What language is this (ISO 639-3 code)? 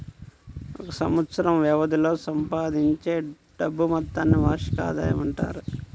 tel